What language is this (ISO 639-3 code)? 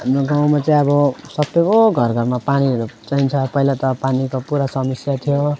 nep